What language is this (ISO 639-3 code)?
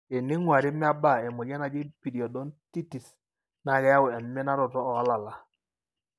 mas